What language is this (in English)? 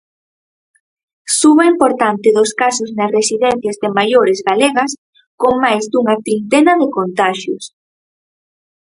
Galician